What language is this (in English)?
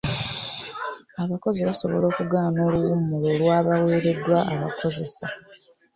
Ganda